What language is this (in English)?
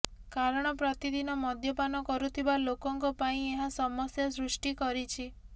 Odia